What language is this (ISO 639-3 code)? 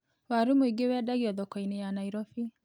kik